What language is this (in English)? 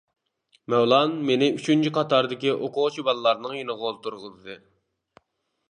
Uyghur